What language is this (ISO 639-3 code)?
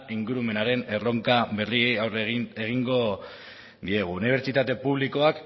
eus